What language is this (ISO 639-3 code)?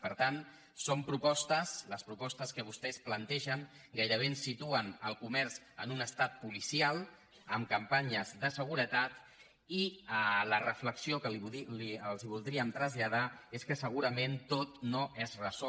cat